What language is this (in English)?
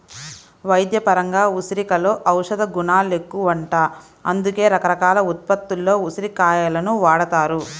Telugu